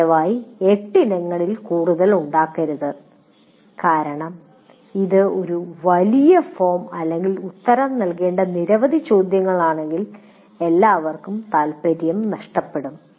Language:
Malayalam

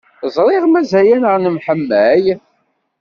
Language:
Kabyle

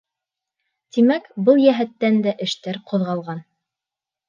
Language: Bashkir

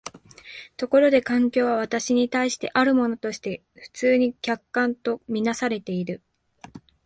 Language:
Japanese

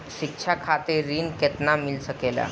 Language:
Bhojpuri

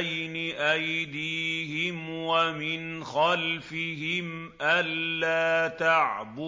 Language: Arabic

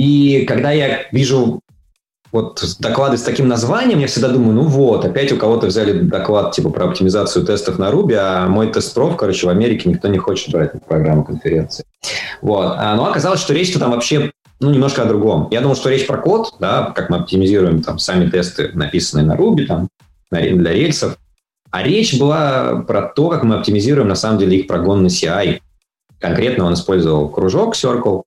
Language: Russian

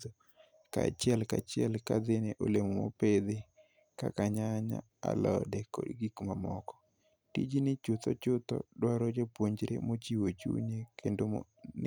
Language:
Luo (Kenya and Tanzania)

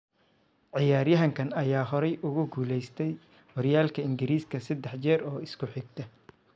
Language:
Somali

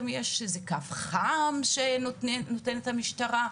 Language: Hebrew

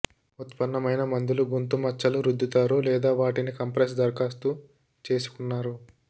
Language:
Telugu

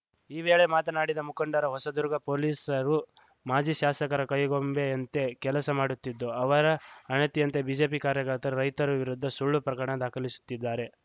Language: Kannada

